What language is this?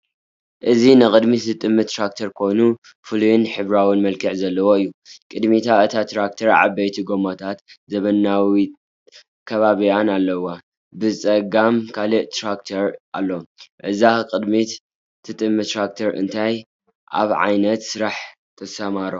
Tigrinya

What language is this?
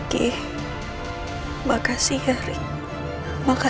Indonesian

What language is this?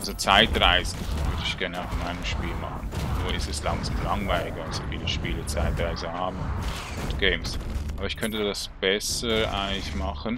German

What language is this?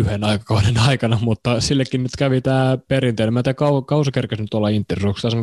Finnish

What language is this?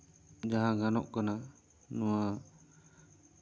Santali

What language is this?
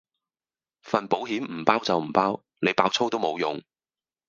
Cantonese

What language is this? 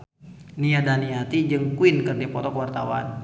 Sundanese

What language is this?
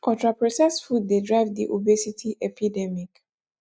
Nigerian Pidgin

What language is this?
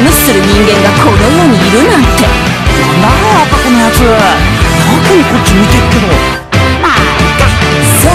Japanese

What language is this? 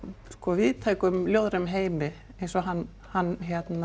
Icelandic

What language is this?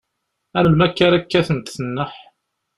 Kabyle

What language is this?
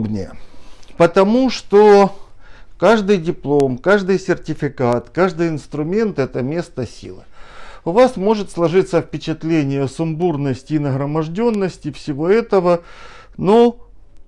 Russian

